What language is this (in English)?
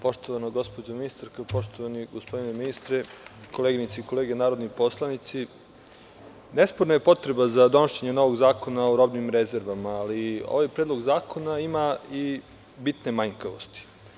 Serbian